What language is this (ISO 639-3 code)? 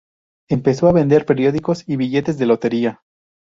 spa